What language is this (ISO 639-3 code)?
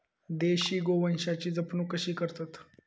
mar